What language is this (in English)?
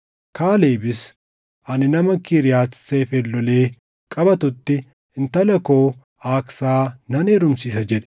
Oromo